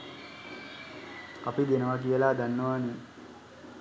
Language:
Sinhala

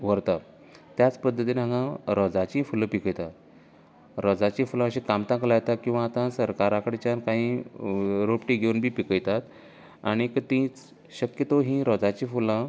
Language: Konkani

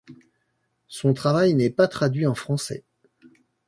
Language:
French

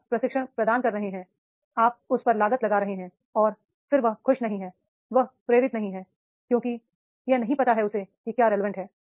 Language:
Hindi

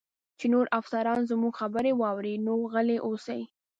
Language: Pashto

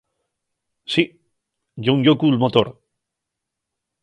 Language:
Asturian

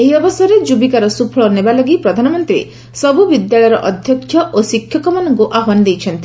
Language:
Odia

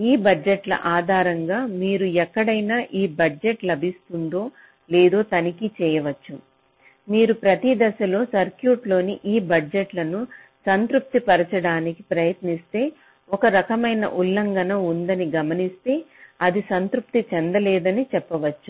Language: Telugu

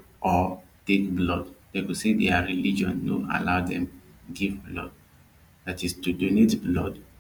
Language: Nigerian Pidgin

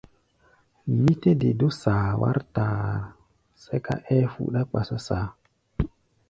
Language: Gbaya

